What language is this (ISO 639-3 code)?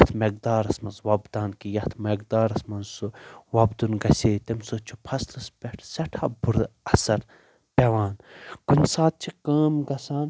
kas